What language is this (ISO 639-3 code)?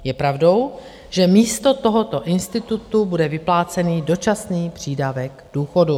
ces